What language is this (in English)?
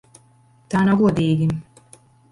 Latvian